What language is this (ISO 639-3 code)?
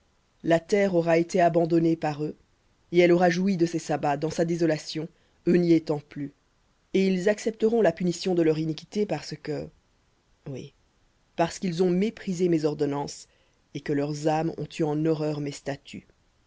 fra